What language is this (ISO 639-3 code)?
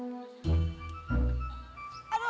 ind